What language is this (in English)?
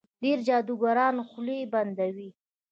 Pashto